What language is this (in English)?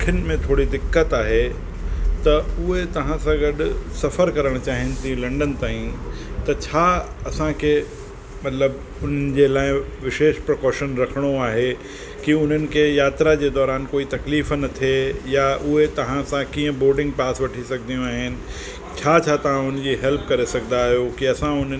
Sindhi